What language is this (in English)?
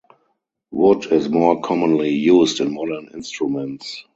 English